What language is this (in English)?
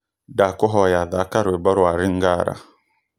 Kikuyu